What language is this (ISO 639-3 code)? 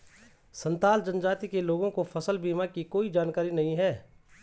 hin